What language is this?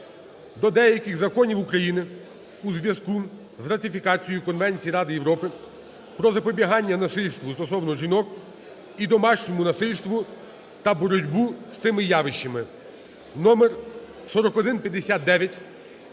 Ukrainian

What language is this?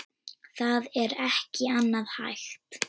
Icelandic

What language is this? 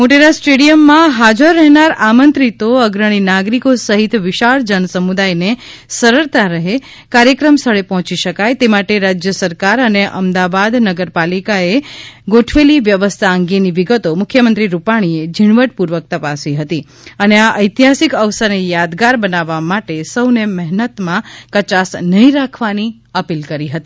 Gujarati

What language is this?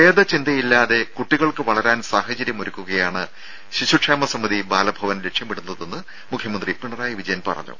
Malayalam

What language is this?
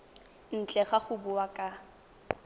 Tswana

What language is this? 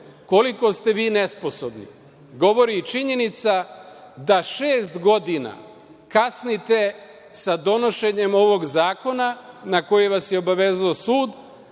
Serbian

